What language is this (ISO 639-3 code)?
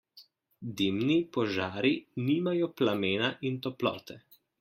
slv